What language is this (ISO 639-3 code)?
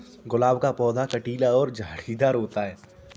hin